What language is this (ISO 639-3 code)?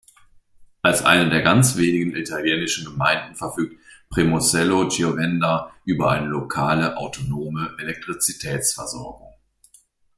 deu